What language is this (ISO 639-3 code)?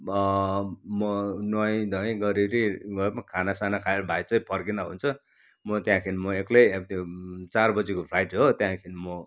nep